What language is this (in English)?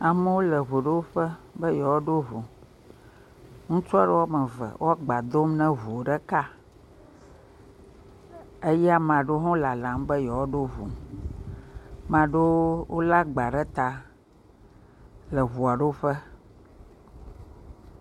Ewe